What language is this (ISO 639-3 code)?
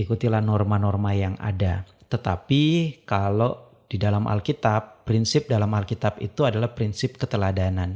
ind